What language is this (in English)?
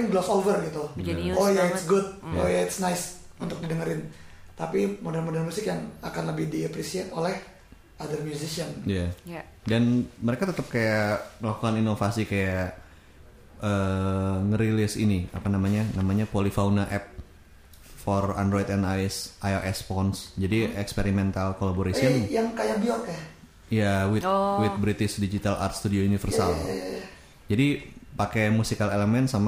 Indonesian